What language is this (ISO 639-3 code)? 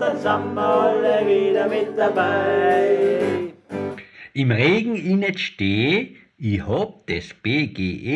deu